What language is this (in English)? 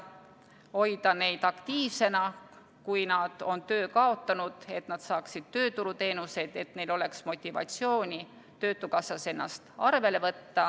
Estonian